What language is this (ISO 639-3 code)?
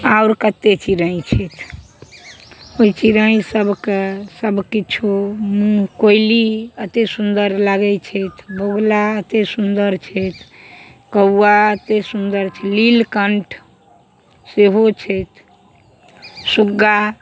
mai